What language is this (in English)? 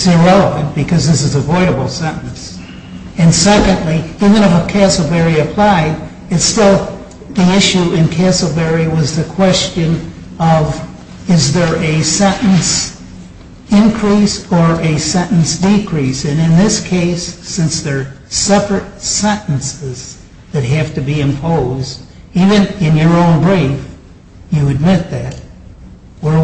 English